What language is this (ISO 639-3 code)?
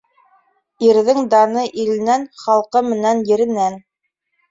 bak